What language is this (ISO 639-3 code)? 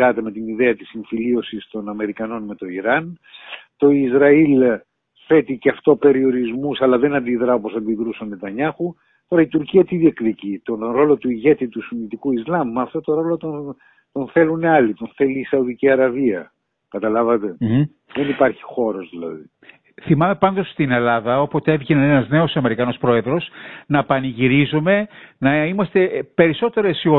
ell